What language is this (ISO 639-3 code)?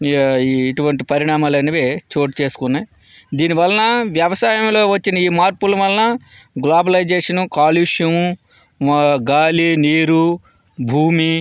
tel